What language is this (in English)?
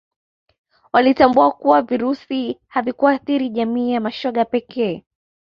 Swahili